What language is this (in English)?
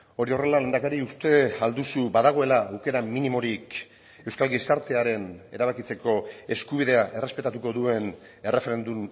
Basque